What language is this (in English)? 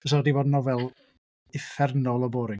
Welsh